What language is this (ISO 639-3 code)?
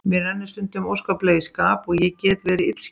isl